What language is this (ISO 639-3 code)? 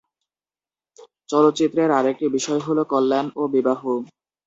ben